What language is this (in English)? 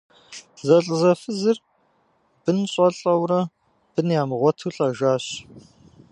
Kabardian